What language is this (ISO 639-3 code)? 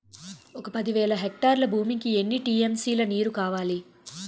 tel